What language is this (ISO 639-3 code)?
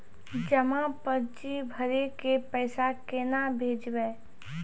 mai